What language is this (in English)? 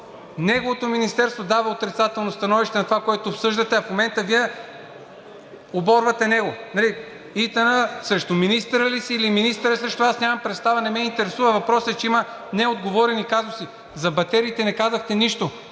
Bulgarian